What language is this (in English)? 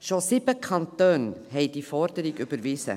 Swiss German